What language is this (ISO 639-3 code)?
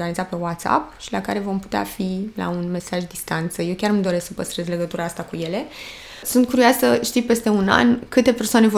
ron